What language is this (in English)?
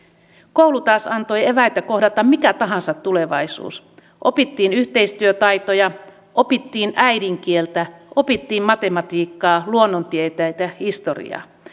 Finnish